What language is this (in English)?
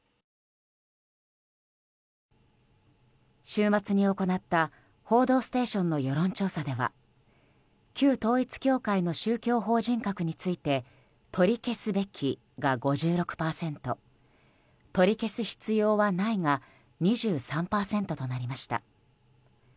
Japanese